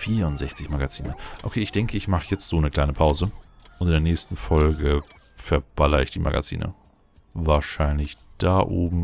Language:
German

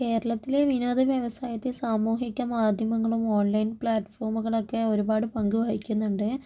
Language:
Malayalam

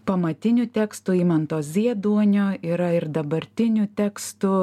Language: Lithuanian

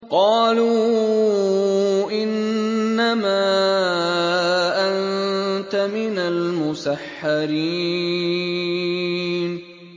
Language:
Arabic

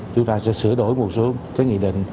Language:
Vietnamese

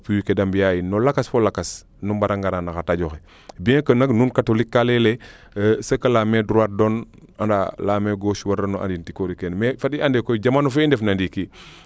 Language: Serer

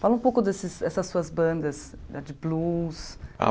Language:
Portuguese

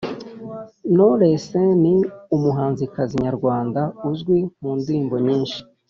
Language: Kinyarwanda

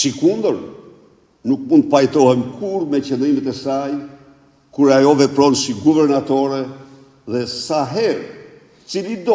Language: Romanian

